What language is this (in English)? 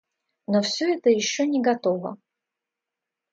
Russian